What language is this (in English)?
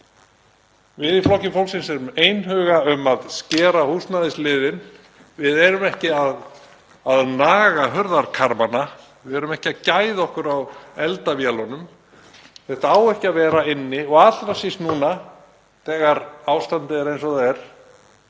Icelandic